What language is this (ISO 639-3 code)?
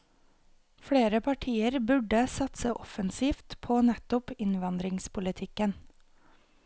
nor